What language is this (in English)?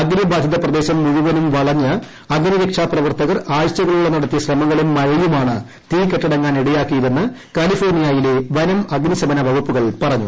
Malayalam